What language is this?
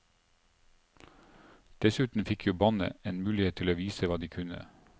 Norwegian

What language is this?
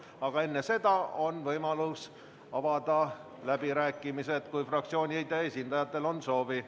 Estonian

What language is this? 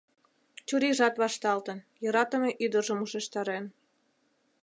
Mari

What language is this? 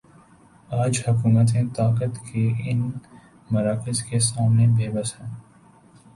Urdu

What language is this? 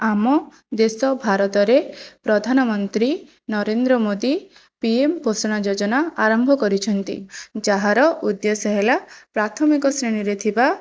Odia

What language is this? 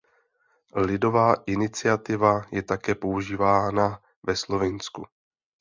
Czech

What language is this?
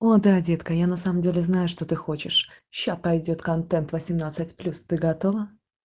Russian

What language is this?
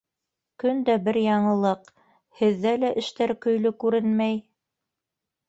Bashkir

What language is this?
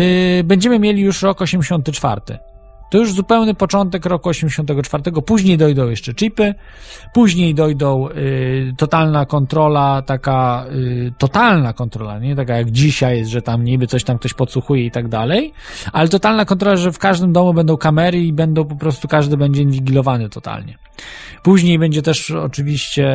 Polish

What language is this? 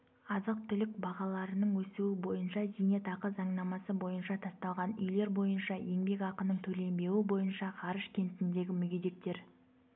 Kazakh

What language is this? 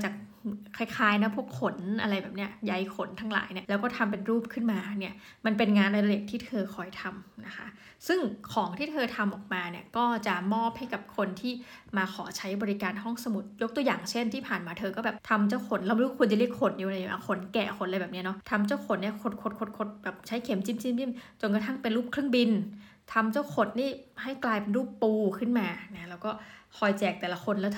Thai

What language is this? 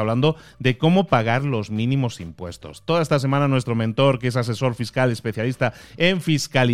Spanish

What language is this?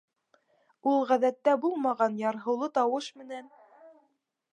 Bashkir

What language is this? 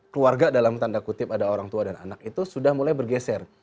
Indonesian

